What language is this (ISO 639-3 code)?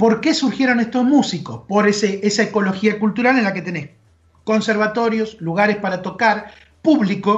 spa